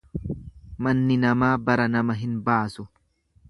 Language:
Oromo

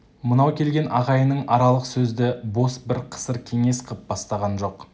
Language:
Kazakh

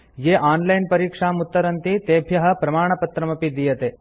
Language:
Sanskrit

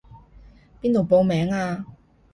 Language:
Cantonese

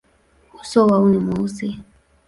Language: Swahili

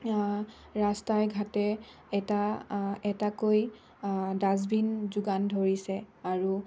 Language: Assamese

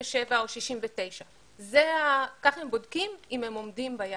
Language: Hebrew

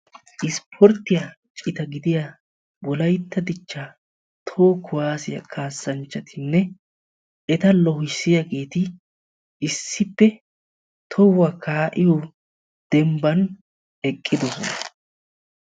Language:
Wolaytta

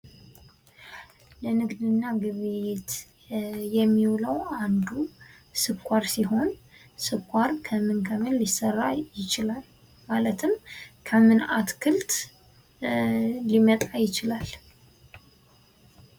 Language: Amharic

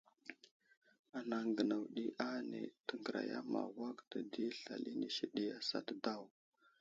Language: Wuzlam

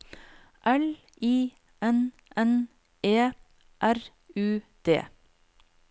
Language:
Norwegian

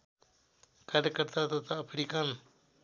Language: Nepali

